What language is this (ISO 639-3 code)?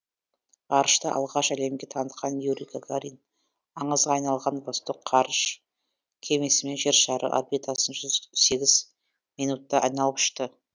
kaz